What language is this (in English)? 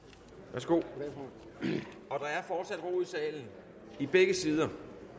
Danish